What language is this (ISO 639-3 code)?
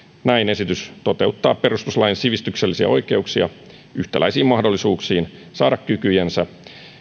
fin